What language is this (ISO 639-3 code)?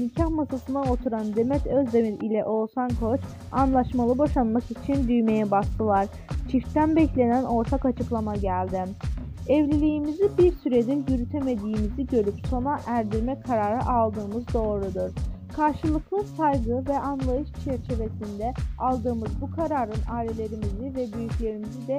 tur